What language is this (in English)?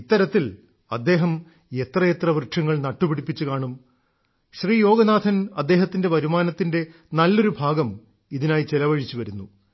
Malayalam